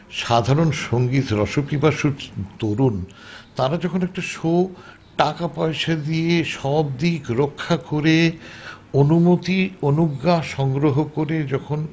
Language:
Bangla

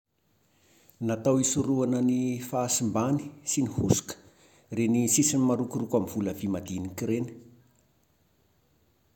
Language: Malagasy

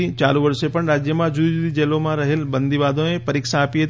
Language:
Gujarati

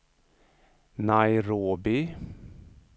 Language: Swedish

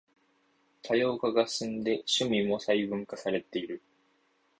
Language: Japanese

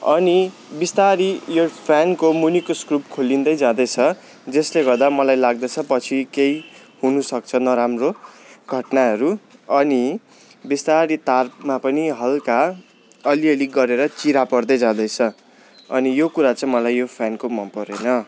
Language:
Nepali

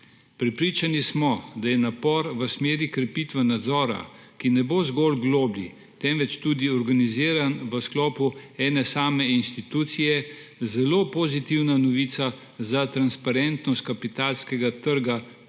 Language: Slovenian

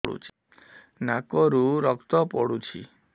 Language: Odia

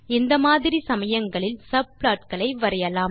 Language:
Tamil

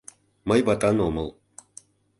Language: Mari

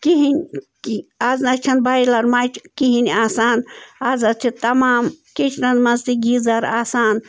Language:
Kashmiri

